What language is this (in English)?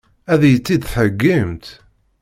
Kabyle